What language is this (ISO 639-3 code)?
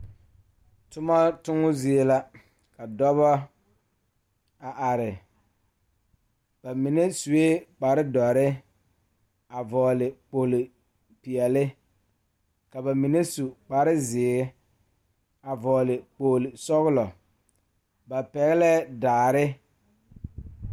dga